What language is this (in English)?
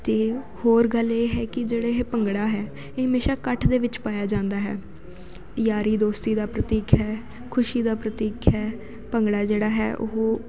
Punjabi